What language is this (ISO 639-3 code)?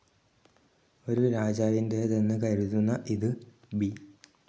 mal